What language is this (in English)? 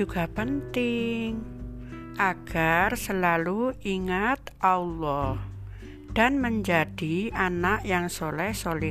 Indonesian